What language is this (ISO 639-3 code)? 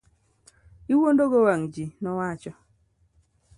luo